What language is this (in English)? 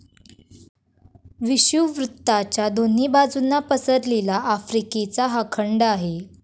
Marathi